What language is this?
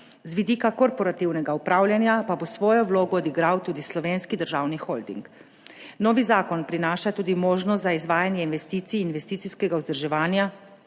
Slovenian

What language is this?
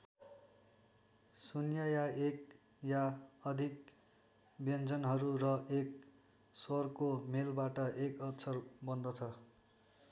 Nepali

